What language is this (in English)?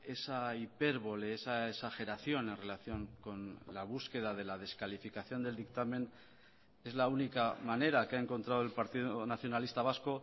Spanish